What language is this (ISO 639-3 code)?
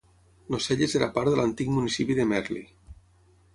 cat